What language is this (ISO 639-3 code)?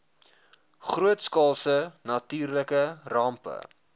afr